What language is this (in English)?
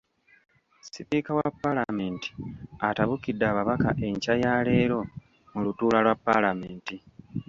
Ganda